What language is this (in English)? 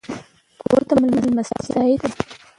Pashto